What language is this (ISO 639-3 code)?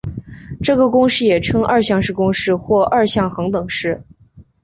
zho